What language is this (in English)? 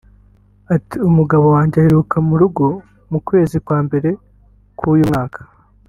Kinyarwanda